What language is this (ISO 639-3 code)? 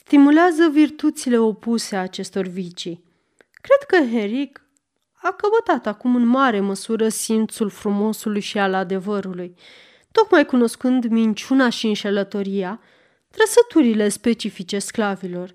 ron